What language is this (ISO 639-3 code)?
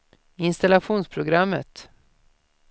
swe